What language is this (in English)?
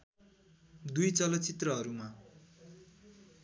Nepali